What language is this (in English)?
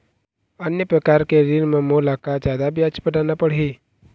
Chhattisgarhi